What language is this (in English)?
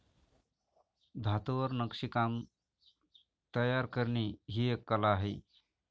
Marathi